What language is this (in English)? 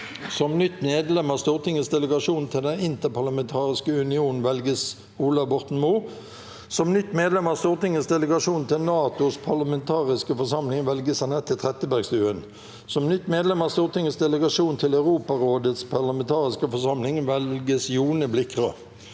Norwegian